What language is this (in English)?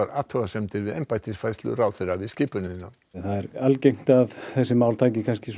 Icelandic